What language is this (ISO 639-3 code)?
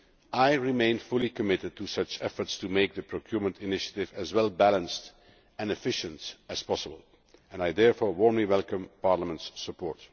eng